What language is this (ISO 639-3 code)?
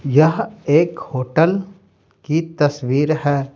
hin